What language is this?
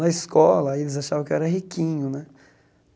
Portuguese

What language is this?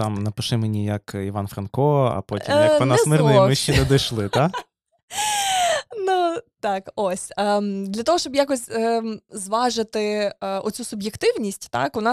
Ukrainian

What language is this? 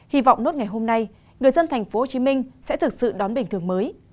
Vietnamese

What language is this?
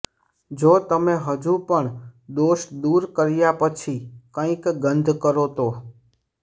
Gujarati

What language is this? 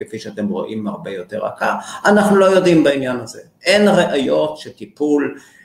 Hebrew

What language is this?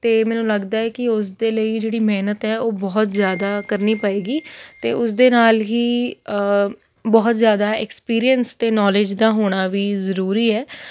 Punjabi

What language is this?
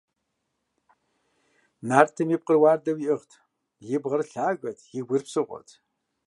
Kabardian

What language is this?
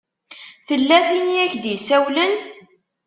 Kabyle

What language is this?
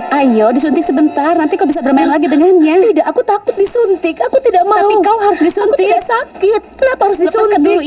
Indonesian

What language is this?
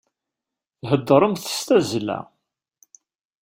Kabyle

